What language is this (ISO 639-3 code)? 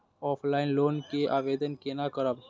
mai